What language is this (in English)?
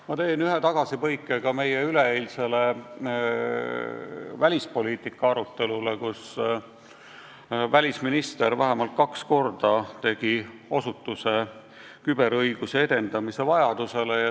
Estonian